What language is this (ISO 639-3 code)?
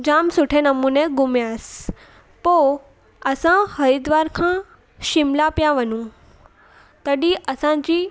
snd